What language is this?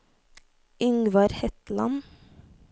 Norwegian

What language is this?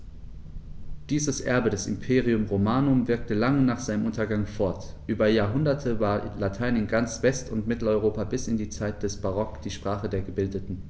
German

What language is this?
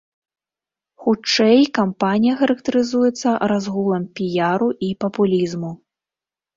Belarusian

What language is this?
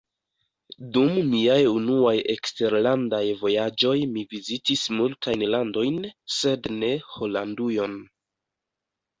Esperanto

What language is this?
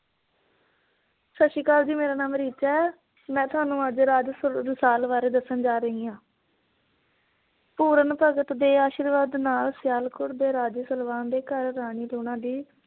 Punjabi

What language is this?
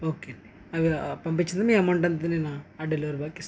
Telugu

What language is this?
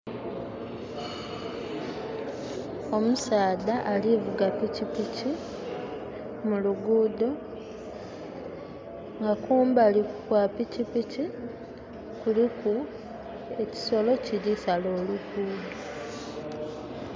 Soga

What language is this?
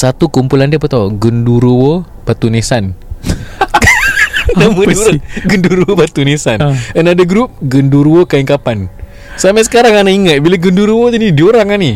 Malay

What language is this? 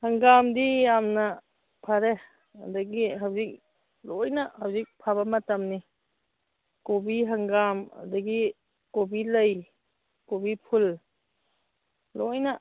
Manipuri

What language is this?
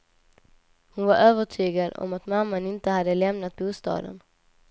Swedish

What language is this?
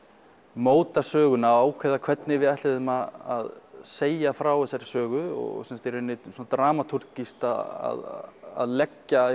Icelandic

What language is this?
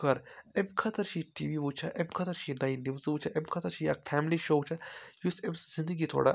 Kashmiri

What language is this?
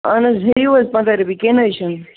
Kashmiri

